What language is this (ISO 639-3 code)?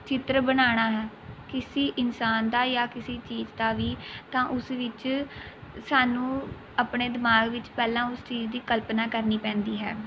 pan